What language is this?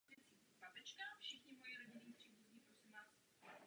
Czech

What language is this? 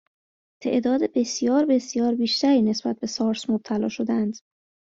Persian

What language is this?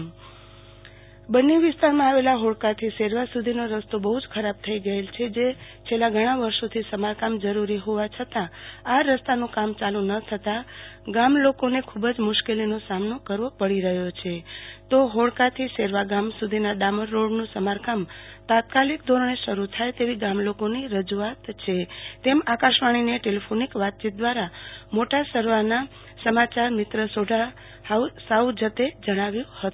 Gujarati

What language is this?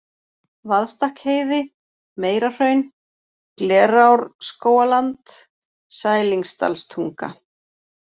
Icelandic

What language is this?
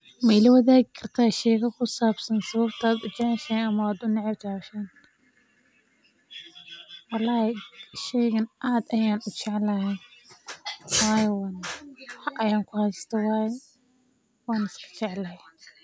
Somali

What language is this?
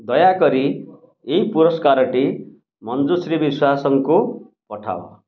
Odia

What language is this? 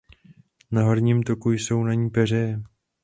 Czech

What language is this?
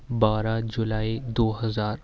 Urdu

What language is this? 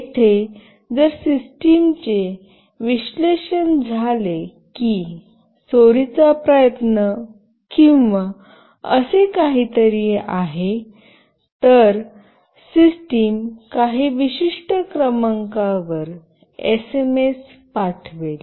Marathi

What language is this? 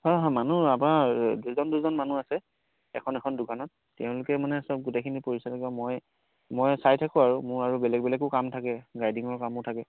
Assamese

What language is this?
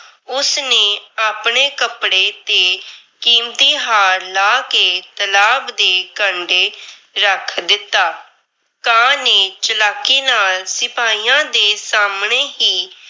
Punjabi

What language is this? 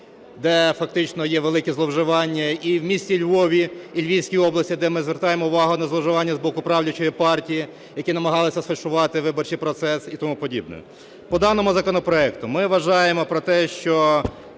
Ukrainian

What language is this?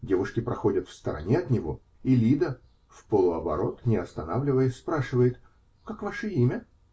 Russian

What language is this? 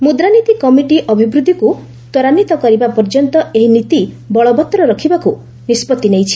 Odia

